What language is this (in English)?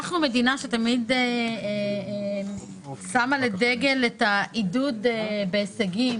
Hebrew